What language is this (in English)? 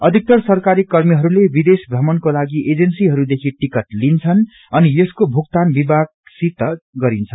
Nepali